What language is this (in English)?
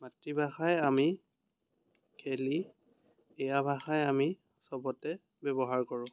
Assamese